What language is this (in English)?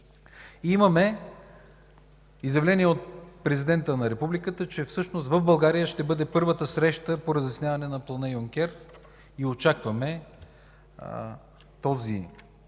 Bulgarian